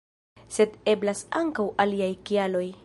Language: Esperanto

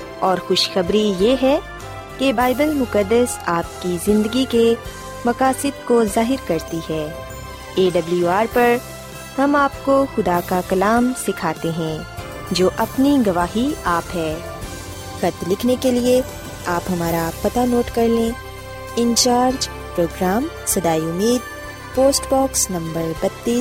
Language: Urdu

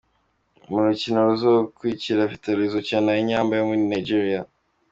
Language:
Kinyarwanda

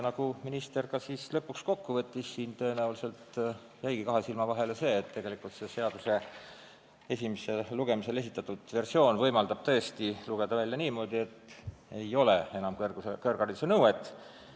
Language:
Estonian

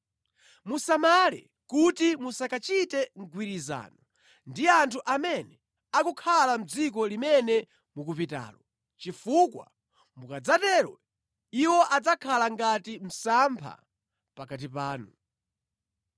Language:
Nyanja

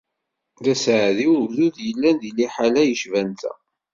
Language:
Kabyle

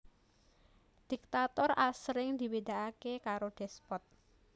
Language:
Javanese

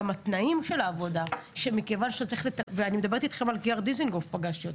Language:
Hebrew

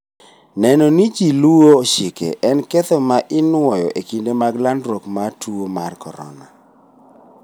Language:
Luo (Kenya and Tanzania)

